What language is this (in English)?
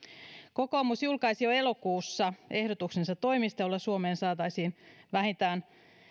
Finnish